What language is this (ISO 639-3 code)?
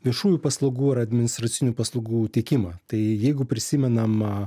lit